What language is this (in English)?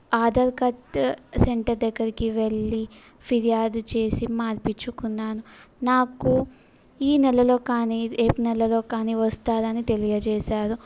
Telugu